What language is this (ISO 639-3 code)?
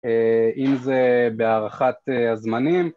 heb